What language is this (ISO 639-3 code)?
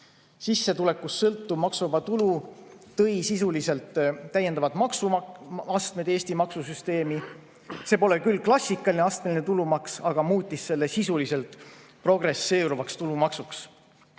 est